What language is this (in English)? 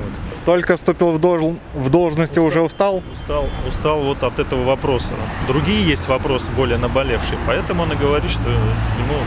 Russian